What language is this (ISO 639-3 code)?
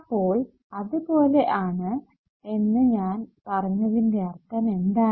mal